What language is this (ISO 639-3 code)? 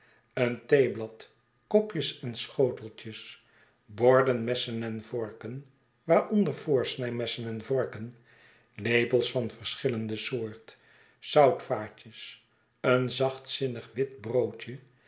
nld